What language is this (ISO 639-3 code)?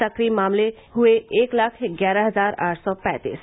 hin